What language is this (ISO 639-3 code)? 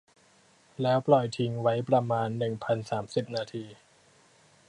tha